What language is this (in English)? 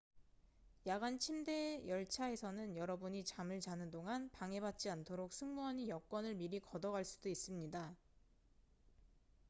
Korean